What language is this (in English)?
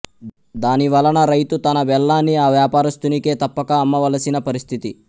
Telugu